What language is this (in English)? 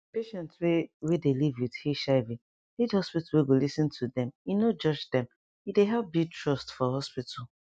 Nigerian Pidgin